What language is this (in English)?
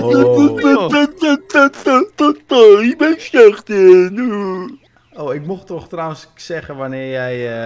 Dutch